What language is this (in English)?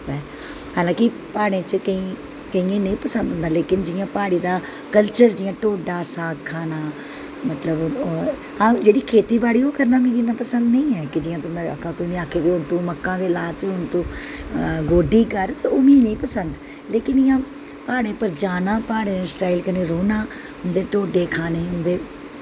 Dogri